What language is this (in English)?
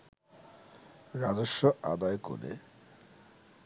Bangla